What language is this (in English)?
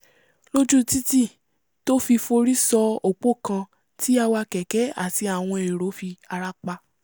Yoruba